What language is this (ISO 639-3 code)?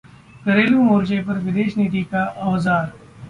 hin